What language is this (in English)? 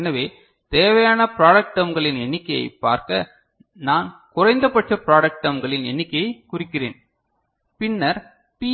Tamil